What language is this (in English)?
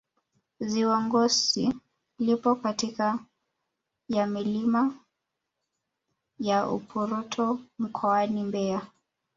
Swahili